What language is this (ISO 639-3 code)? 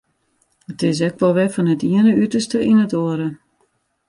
fry